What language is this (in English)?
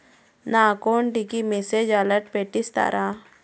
Telugu